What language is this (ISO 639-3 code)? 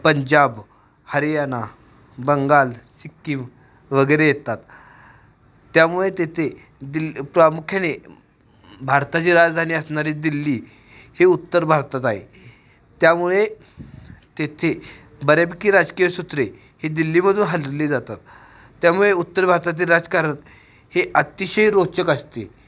mar